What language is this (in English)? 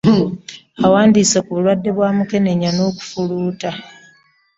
Ganda